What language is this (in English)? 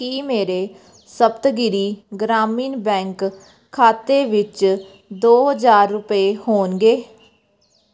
Punjabi